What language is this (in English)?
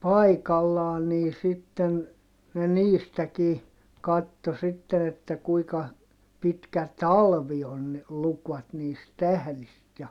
Finnish